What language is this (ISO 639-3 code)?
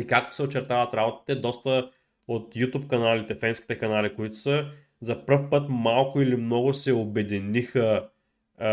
bul